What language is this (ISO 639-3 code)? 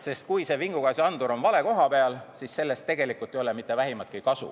est